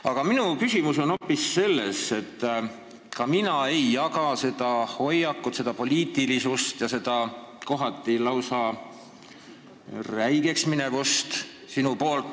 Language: Estonian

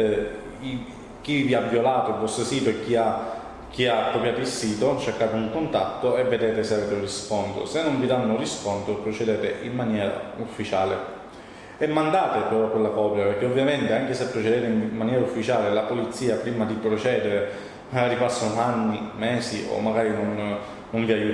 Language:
Italian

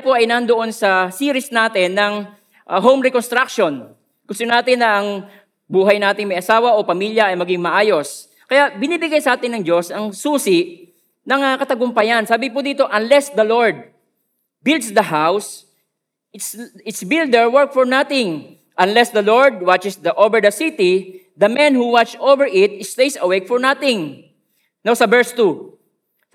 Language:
Filipino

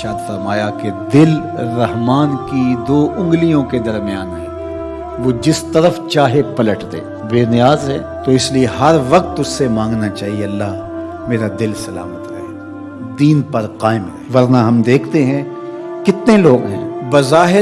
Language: Hindi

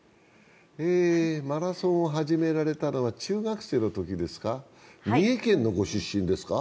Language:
Japanese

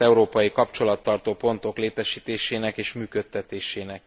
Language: Hungarian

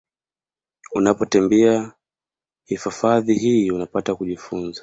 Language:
Swahili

